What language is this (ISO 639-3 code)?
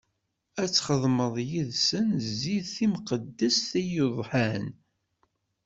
kab